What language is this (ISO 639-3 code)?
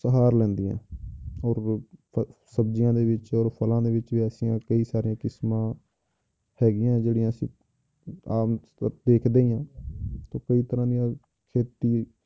pan